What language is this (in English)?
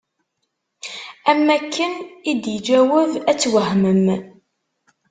Kabyle